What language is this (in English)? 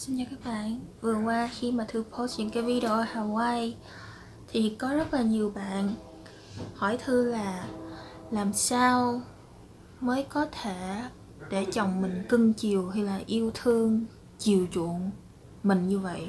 Vietnamese